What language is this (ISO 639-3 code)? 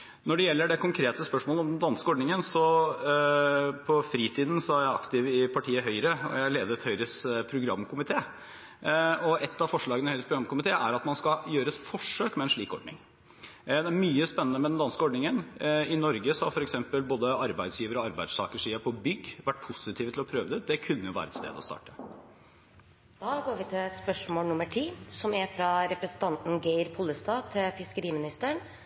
nor